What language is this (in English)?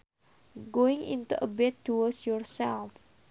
Sundanese